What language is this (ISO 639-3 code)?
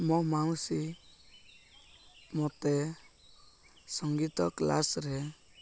ori